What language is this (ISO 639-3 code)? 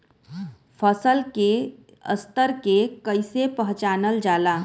bho